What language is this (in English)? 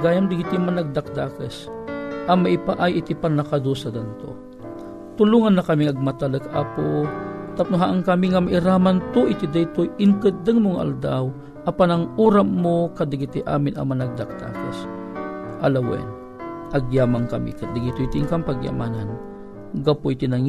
Filipino